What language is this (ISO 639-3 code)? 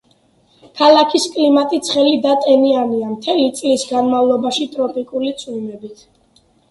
kat